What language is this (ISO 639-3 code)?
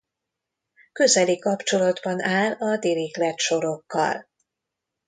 hun